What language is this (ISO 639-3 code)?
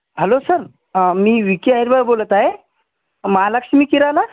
mar